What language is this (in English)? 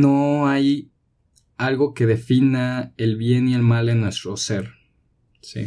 Spanish